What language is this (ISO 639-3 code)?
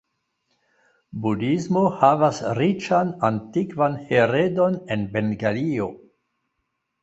epo